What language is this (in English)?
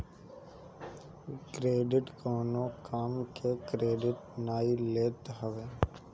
Bhojpuri